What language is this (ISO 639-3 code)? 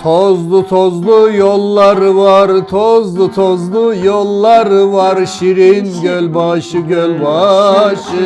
tur